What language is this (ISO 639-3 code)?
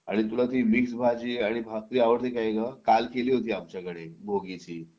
mar